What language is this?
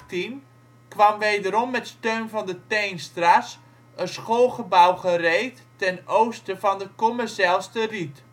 Dutch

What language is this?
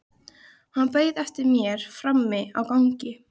Icelandic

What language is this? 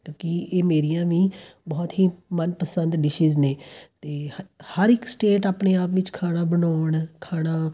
Punjabi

